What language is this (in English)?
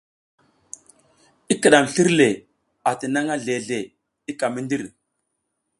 South Giziga